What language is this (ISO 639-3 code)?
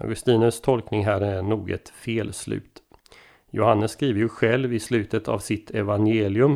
swe